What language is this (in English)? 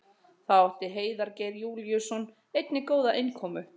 Icelandic